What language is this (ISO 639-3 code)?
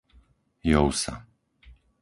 slk